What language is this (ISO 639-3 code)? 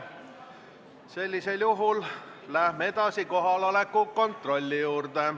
est